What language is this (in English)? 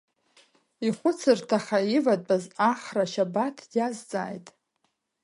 Abkhazian